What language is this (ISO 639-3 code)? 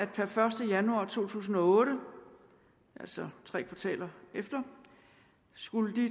dan